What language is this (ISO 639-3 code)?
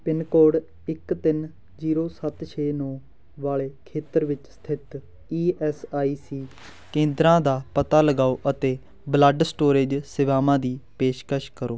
pan